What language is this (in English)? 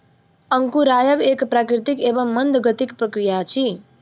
Maithili